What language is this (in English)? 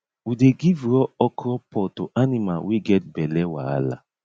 Nigerian Pidgin